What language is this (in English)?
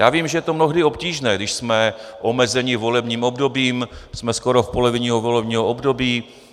Czech